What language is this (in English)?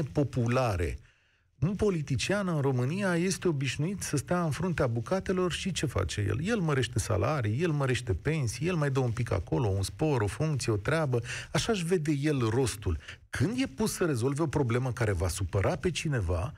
Romanian